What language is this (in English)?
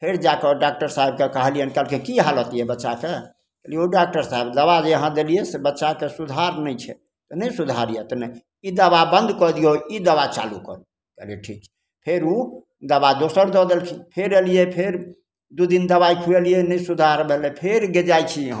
Maithili